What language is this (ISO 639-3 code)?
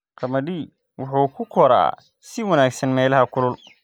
som